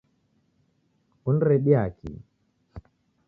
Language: Taita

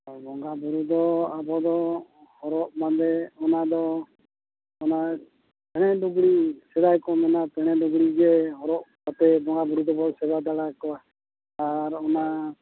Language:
Santali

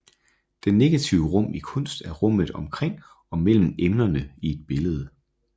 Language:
Danish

